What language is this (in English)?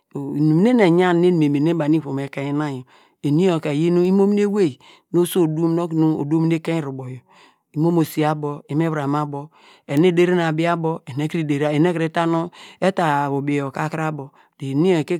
Degema